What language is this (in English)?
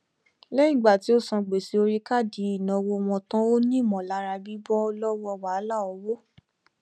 Yoruba